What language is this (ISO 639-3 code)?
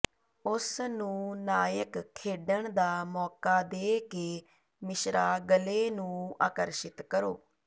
pan